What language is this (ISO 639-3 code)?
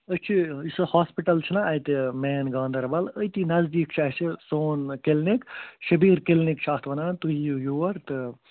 kas